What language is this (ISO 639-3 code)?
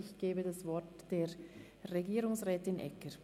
gsw